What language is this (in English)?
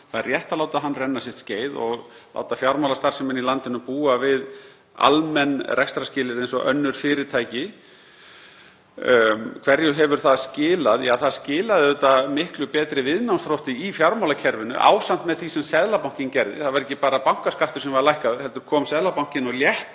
Icelandic